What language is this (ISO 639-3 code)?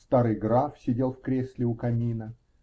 rus